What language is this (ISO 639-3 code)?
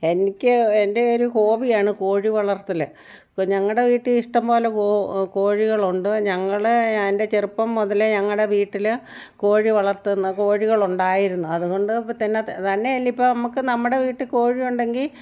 mal